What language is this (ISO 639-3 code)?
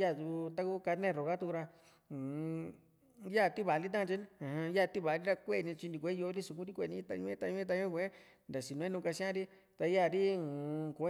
vmc